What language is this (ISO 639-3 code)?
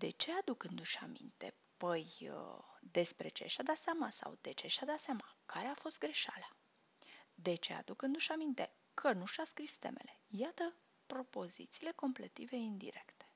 ron